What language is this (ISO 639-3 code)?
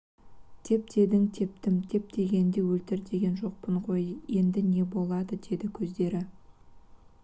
kaz